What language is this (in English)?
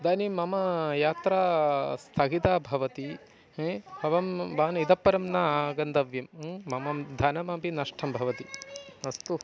Sanskrit